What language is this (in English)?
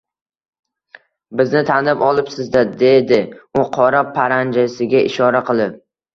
Uzbek